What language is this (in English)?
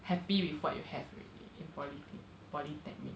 English